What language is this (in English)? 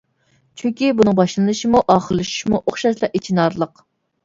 Uyghur